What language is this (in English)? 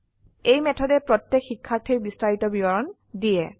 Assamese